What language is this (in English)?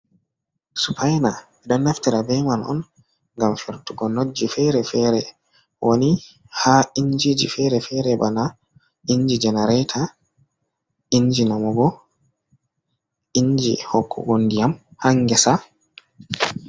Fula